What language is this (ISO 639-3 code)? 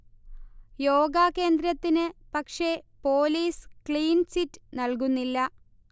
mal